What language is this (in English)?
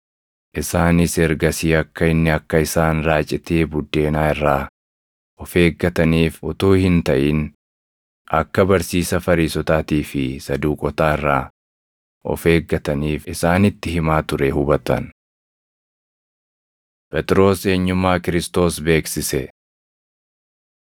Oromo